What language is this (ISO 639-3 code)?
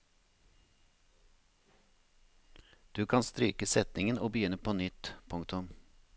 nor